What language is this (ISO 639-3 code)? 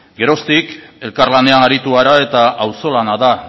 eus